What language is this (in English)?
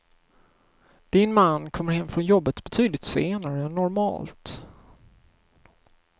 Swedish